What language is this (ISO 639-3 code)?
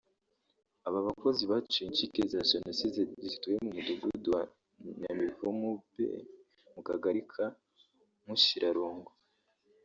kin